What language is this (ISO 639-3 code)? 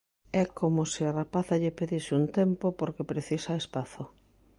glg